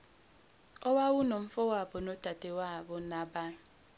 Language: Zulu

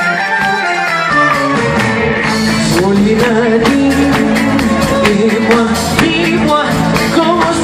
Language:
Arabic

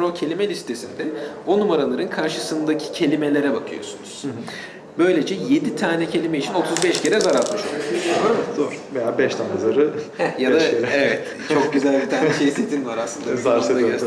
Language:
Turkish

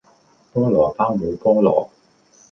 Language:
Cantonese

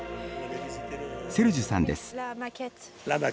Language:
Japanese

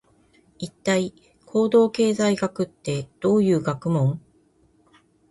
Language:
Japanese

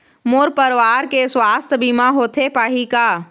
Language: Chhattisgarhi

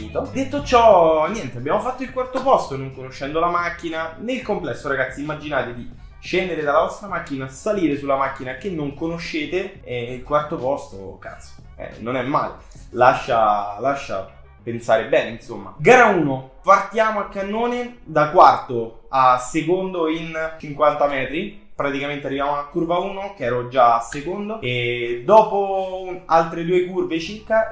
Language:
Italian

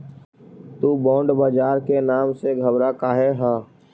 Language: Magahi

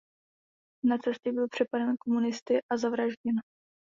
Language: Czech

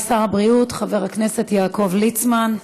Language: Hebrew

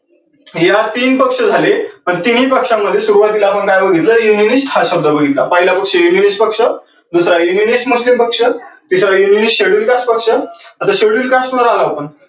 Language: Marathi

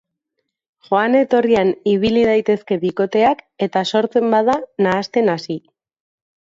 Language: Basque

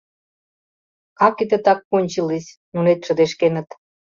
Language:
Mari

